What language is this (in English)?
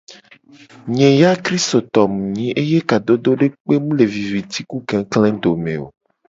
Gen